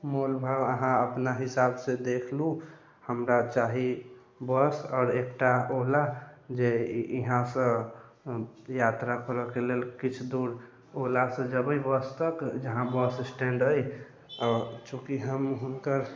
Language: Maithili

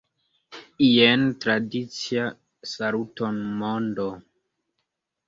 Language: Esperanto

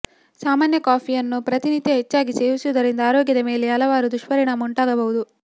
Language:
Kannada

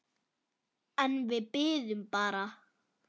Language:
Icelandic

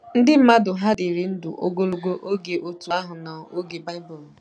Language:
Igbo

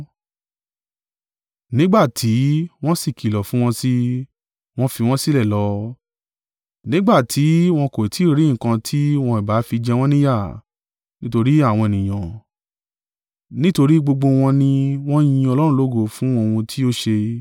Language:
Yoruba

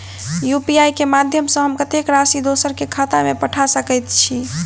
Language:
Maithili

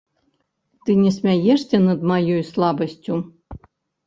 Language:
Belarusian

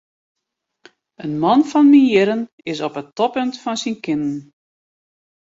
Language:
Western Frisian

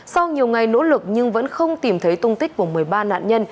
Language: Vietnamese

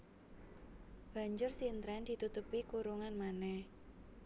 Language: Javanese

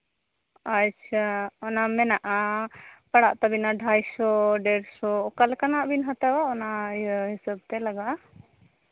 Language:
Santali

